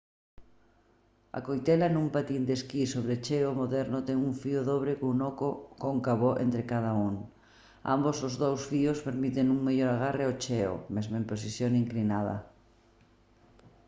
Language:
Galician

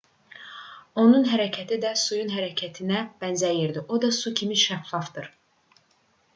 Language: Azerbaijani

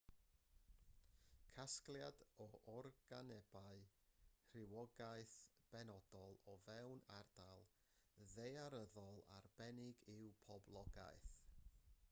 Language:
Welsh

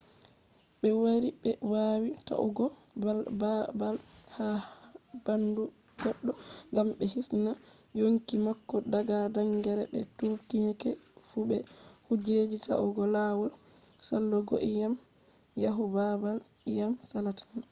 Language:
Fula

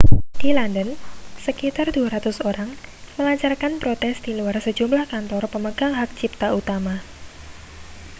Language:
Indonesian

